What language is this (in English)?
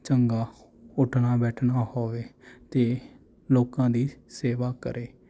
Punjabi